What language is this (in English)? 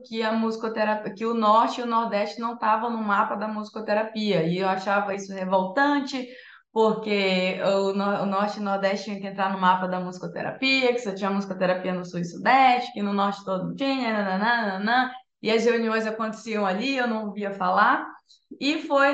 Portuguese